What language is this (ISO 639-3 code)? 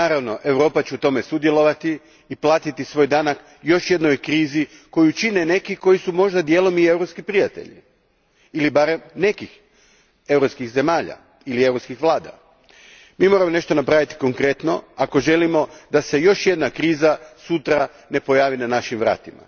hrv